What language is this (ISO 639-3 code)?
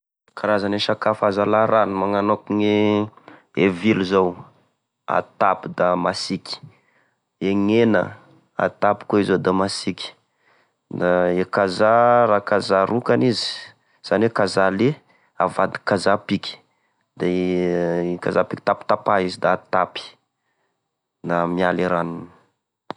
tkg